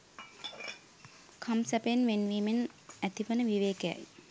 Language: Sinhala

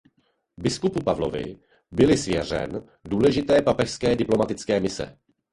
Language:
Czech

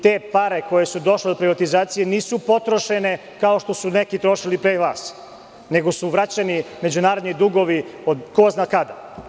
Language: Serbian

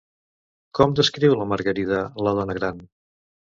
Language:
Catalan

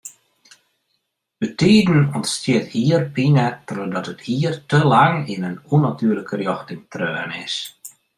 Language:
Western Frisian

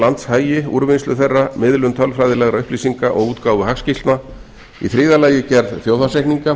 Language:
Icelandic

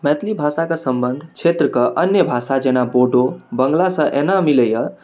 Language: Maithili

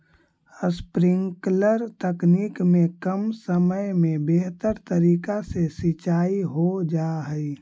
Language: Magahi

